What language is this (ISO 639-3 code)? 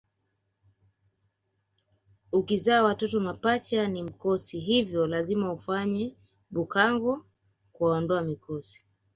swa